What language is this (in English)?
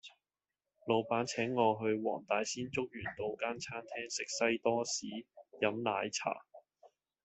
Cantonese